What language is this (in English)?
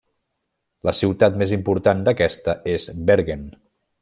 Catalan